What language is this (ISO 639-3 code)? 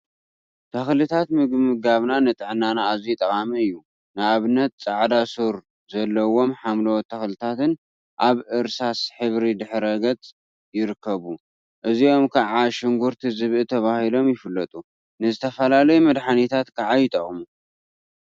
tir